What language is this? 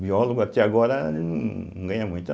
Portuguese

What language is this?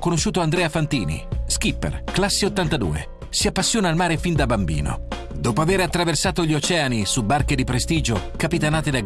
Italian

